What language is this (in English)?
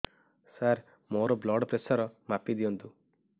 Odia